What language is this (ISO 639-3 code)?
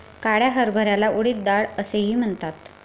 mar